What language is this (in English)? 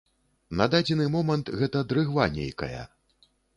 Belarusian